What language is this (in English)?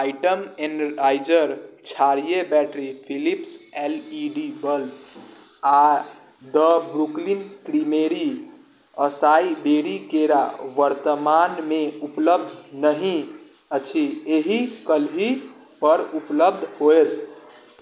Maithili